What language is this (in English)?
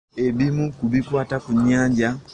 Ganda